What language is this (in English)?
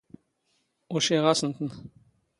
Standard Moroccan Tamazight